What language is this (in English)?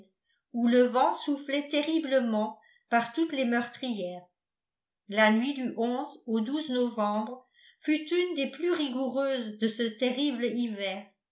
French